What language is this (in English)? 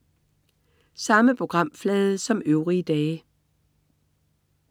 Danish